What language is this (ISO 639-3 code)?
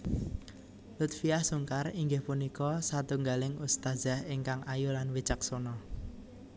jav